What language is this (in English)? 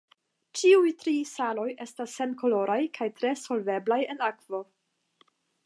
Esperanto